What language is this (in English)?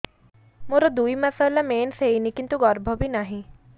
Odia